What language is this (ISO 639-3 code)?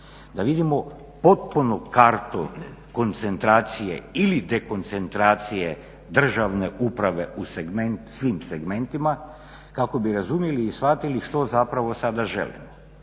hrv